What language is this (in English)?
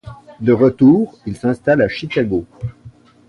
French